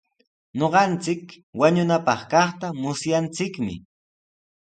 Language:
Sihuas Ancash Quechua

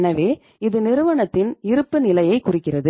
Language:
Tamil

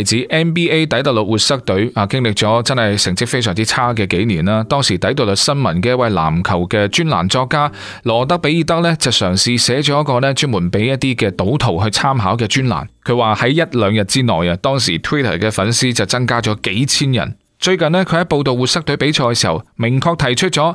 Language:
Chinese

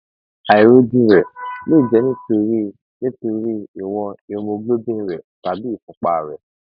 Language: Yoruba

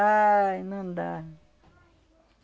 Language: Portuguese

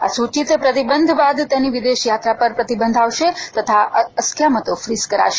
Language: Gujarati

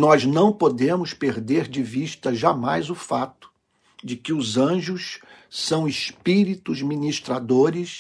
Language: Portuguese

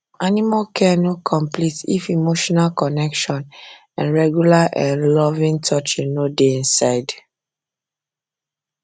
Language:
Nigerian Pidgin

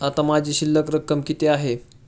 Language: Marathi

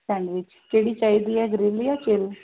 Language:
Punjabi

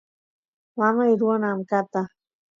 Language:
Santiago del Estero Quichua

